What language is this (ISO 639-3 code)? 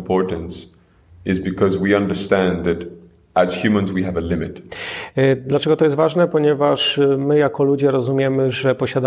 pol